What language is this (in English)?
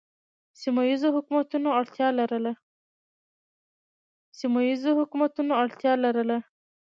Pashto